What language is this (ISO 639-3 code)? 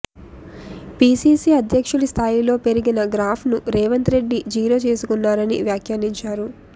tel